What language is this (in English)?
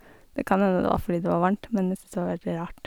Norwegian